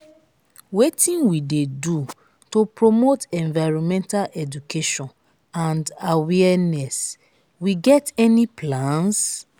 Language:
Nigerian Pidgin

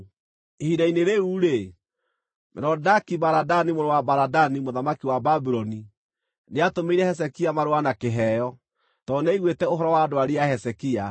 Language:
Kikuyu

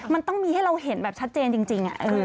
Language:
Thai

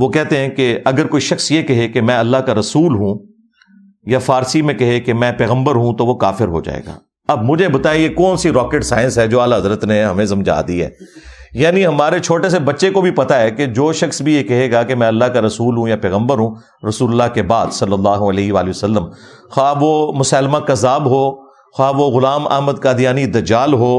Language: Urdu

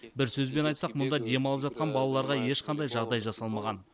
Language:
Kazakh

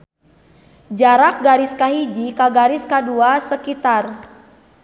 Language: Sundanese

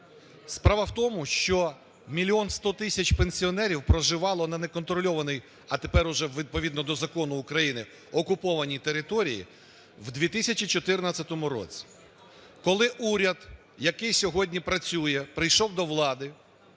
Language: Ukrainian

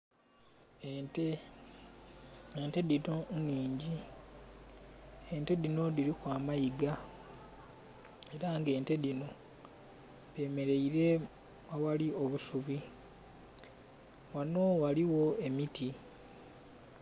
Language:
Soga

